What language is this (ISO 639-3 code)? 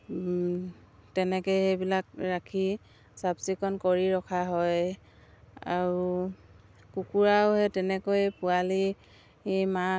asm